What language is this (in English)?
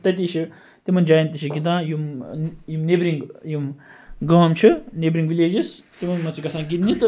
Kashmiri